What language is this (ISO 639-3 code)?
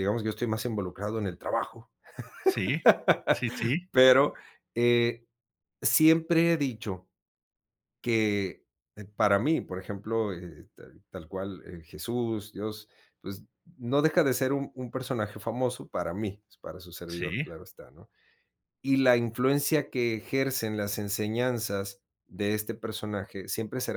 spa